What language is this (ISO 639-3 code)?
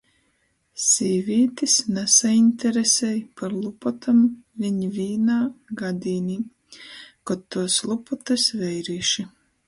ltg